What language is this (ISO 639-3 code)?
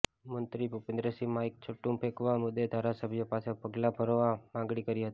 guj